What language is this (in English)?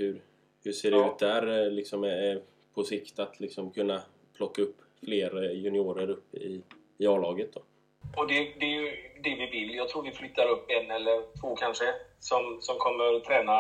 Swedish